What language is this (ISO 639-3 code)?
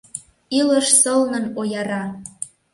chm